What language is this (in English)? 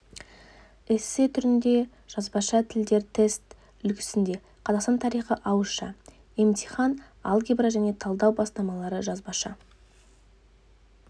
Kazakh